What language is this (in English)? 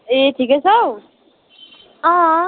Nepali